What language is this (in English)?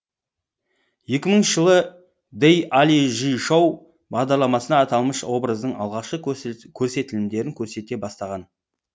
Kazakh